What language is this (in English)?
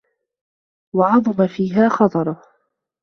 Arabic